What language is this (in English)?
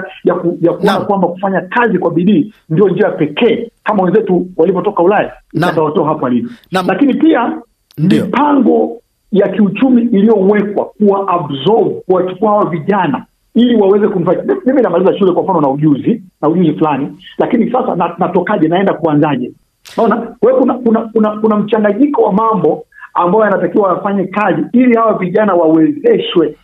Swahili